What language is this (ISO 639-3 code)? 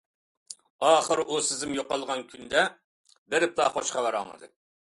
uig